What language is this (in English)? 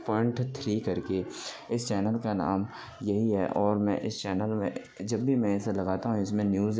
Urdu